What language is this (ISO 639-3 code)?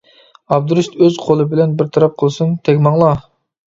uig